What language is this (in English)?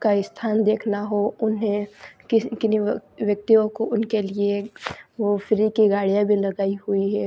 Hindi